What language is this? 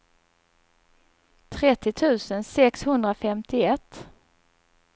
Swedish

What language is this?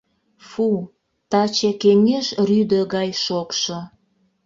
Mari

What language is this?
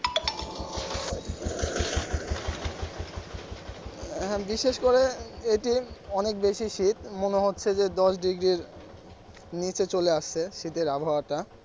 Bangla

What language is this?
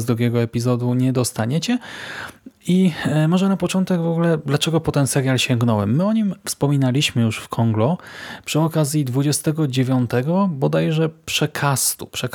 Polish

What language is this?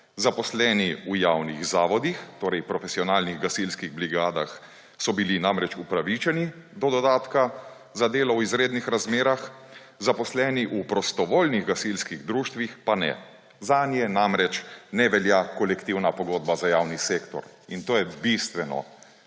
Slovenian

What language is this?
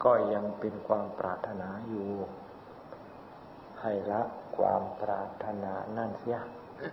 Thai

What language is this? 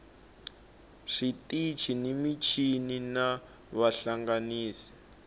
Tsonga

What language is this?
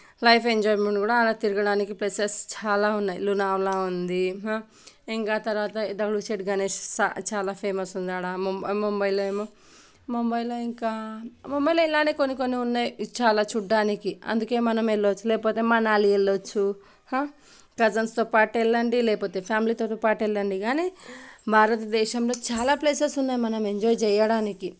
Telugu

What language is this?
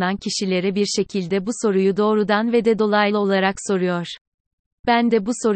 Turkish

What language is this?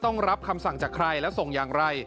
Thai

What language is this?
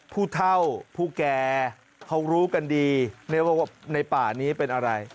Thai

